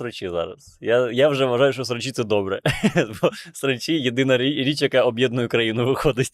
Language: Ukrainian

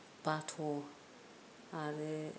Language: Bodo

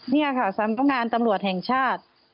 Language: Thai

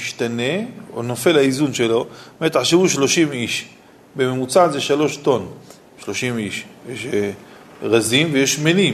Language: Hebrew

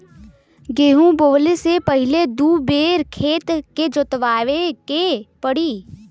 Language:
Bhojpuri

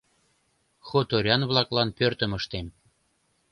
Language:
Mari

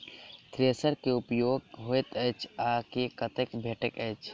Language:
Maithili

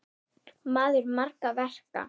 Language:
Icelandic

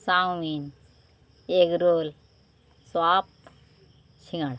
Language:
Bangla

